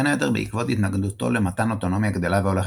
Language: Hebrew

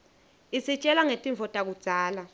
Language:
Swati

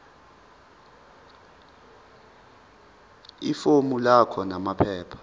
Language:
Zulu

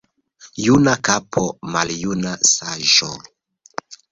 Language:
Esperanto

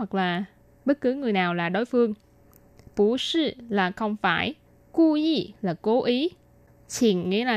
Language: Vietnamese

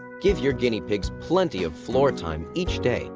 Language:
English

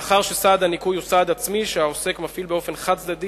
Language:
Hebrew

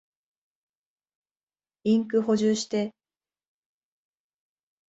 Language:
Japanese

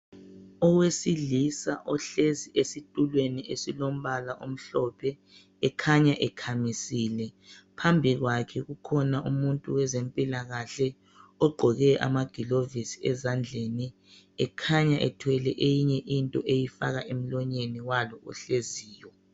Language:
North Ndebele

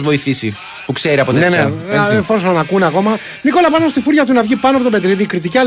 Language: Greek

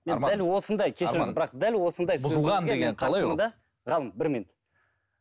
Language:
Kazakh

